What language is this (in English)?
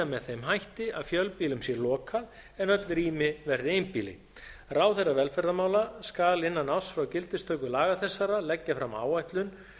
Icelandic